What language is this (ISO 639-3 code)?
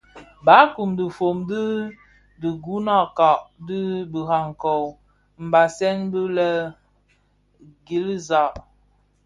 ksf